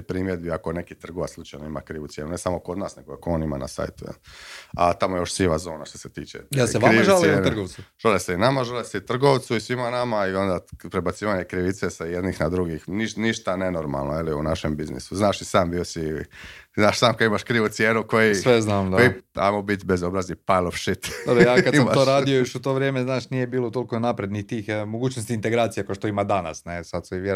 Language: Croatian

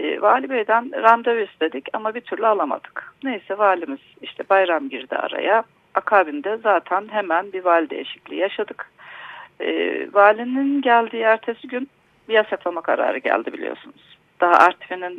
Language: Turkish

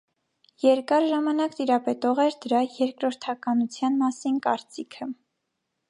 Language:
Armenian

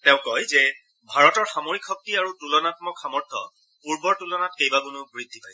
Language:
Assamese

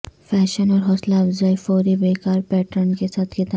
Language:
Urdu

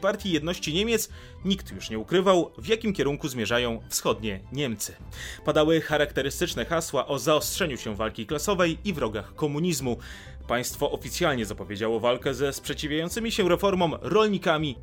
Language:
Polish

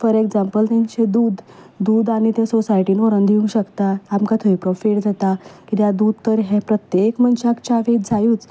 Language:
Konkani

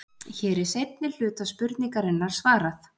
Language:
Icelandic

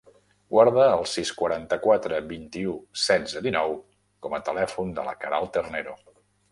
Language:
Catalan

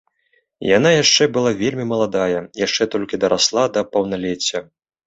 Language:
Belarusian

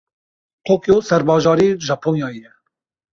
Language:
Kurdish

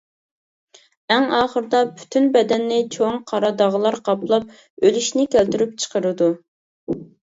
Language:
Uyghur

